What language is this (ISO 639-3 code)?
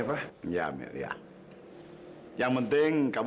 ind